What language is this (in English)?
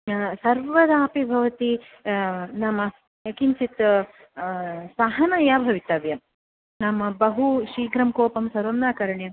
Sanskrit